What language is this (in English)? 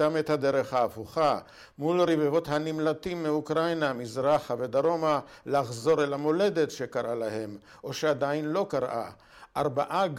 Hebrew